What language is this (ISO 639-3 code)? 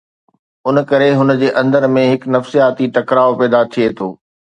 snd